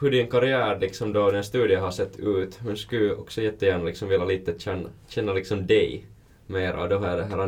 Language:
Swedish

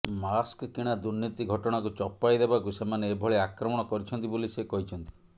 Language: Odia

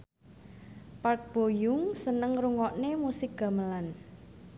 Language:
Javanese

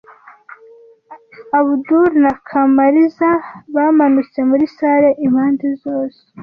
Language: Kinyarwanda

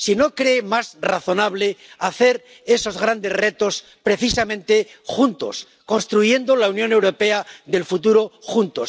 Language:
Spanish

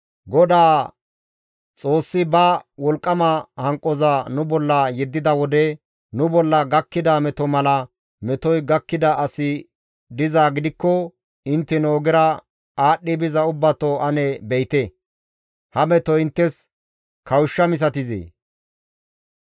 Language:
Gamo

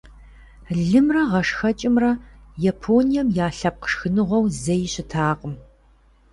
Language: Kabardian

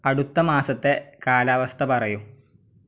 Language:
Malayalam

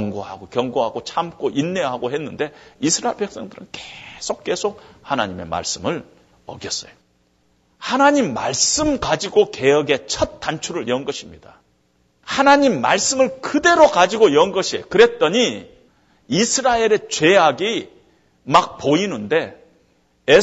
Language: Korean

